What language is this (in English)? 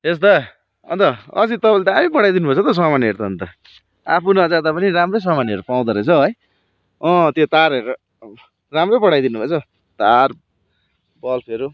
Nepali